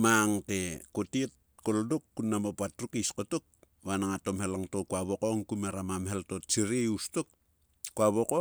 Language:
Sulka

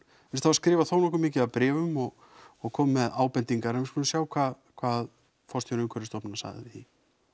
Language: Icelandic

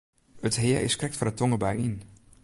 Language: Western Frisian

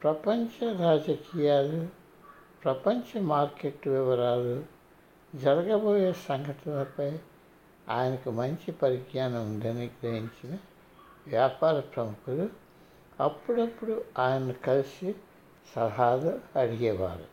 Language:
Telugu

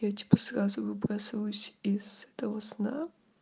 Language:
Russian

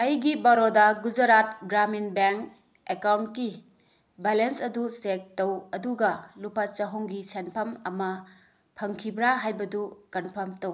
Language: Manipuri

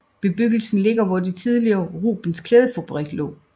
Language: Danish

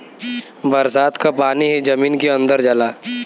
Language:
Bhojpuri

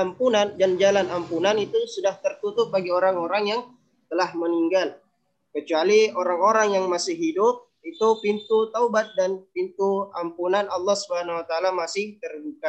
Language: Indonesian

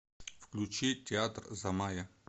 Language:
Russian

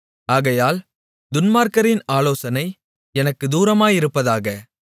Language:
Tamil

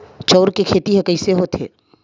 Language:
Chhattisgarhi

